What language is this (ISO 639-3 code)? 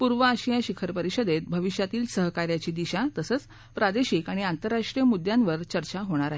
mar